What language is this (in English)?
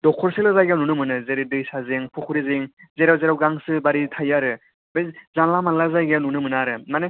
Bodo